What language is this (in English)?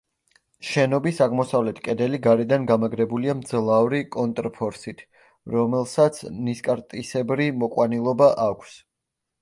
Georgian